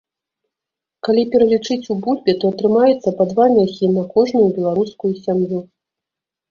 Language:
Belarusian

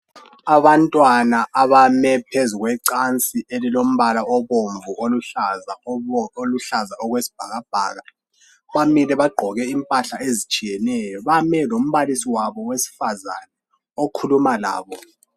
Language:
North Ndebele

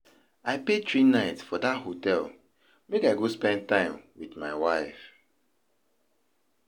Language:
Nigerian Pidgin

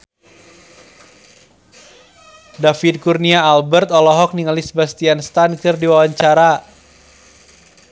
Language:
Sundanese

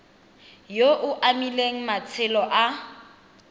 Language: Tswana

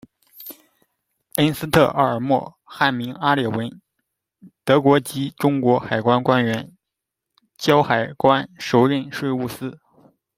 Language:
Chinese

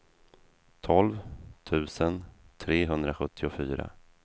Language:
Swedish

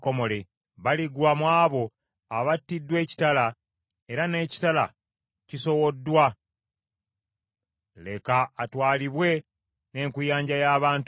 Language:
Ganda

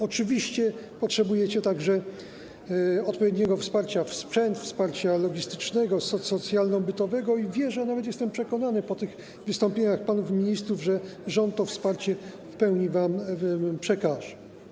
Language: Polish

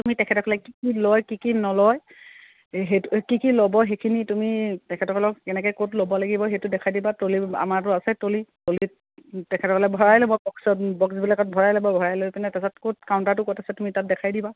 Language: Assamese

